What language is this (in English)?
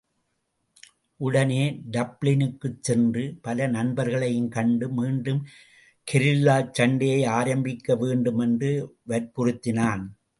Tamil